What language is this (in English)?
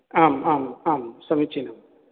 Sanskrit